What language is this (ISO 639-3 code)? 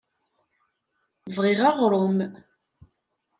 kab